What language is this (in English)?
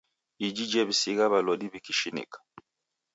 Taita